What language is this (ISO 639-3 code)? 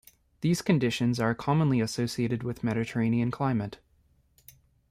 eng